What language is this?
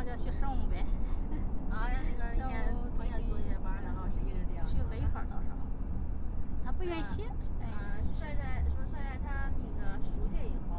Chinese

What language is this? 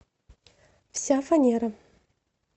Russian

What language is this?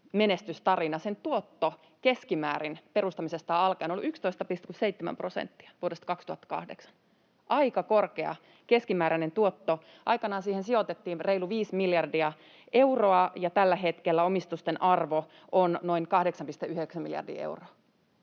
Finnish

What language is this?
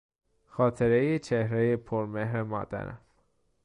Persian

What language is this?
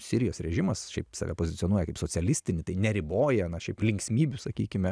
Lithuanian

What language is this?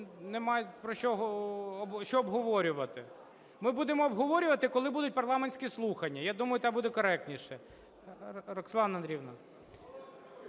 Ukrainian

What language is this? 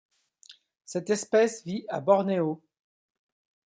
French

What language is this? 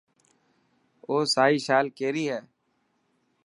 Dhatki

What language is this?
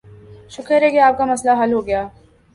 Urdu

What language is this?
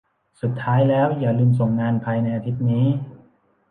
Thai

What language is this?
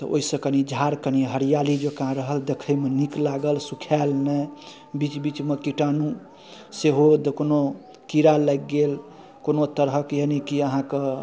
Maithili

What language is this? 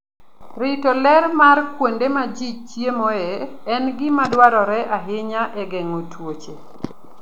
Luo (Kenya and Tanzania)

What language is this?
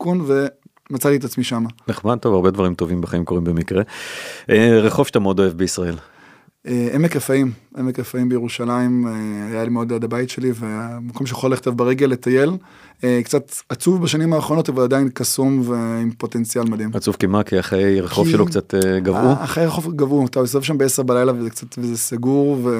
Hebrew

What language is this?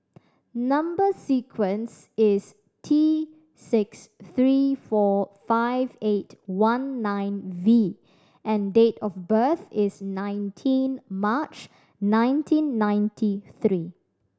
English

